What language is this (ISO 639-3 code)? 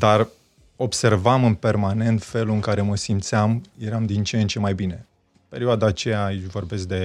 ron